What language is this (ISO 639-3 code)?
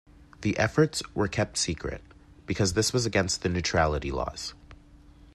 eng